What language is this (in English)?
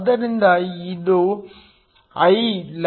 Kannada